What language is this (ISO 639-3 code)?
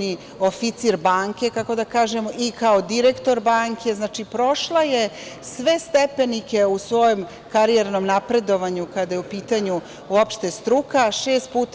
srp